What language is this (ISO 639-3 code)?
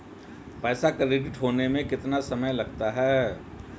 hin